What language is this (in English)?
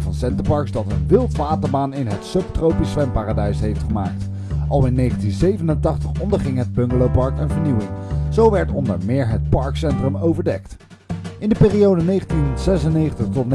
Dutch